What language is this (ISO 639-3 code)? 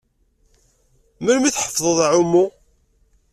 kab